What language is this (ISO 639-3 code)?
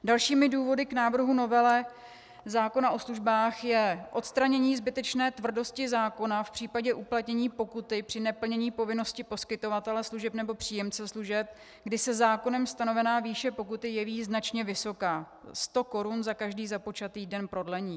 ces